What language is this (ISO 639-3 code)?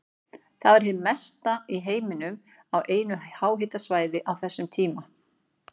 isl